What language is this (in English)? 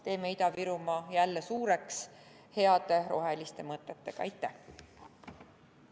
Estonian